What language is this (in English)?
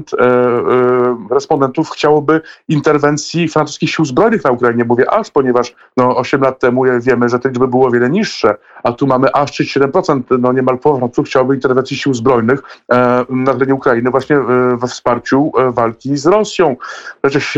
Polish